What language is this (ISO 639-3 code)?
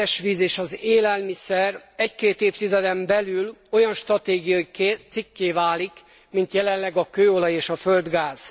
hun